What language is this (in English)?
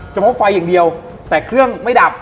Thai